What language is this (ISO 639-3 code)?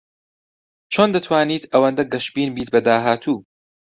ckb